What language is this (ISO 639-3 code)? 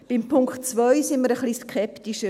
gsw